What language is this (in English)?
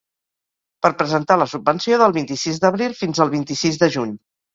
Catalan